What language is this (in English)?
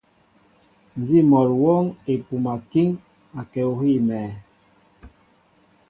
Mbo (Cameroon)